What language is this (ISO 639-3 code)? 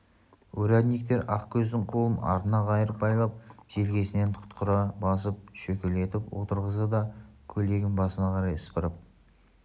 kaz